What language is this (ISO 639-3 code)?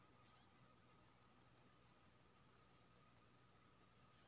mai